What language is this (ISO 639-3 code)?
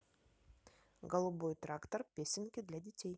rus